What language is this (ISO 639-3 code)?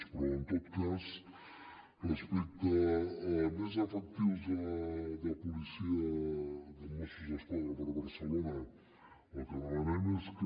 cat